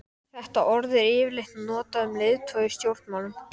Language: Icelandic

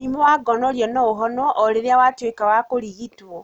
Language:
Kikuyu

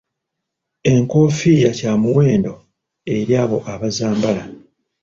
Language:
Ganda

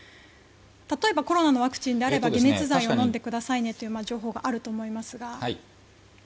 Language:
Japanese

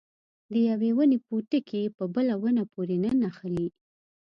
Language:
Pashto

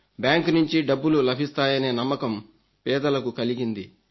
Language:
Telugu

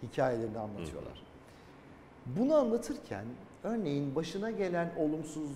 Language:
Turkish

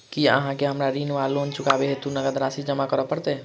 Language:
Maithili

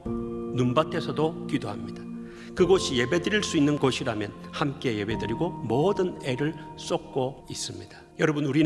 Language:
Korean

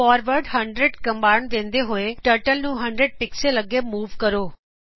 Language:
Punjabi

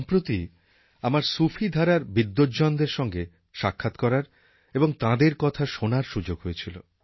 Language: Bangla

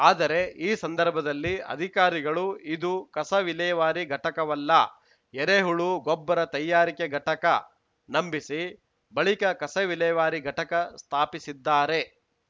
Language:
Kannada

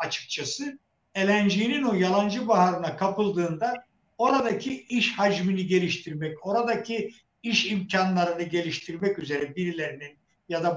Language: Turkish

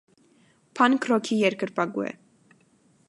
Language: Armenian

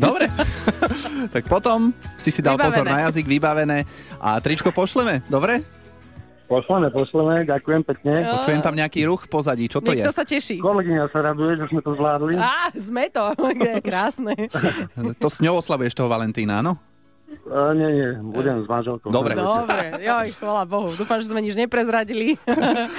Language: Slovak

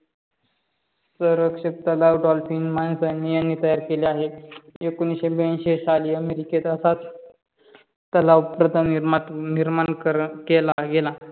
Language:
Marathi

